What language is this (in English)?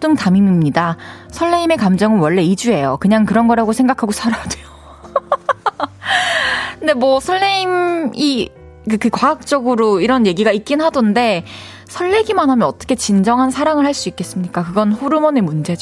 Korean